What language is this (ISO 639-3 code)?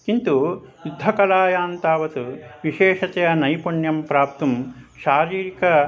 san